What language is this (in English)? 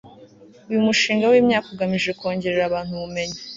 Kinyarwanda